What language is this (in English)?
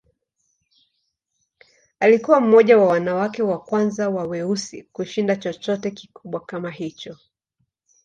Swahili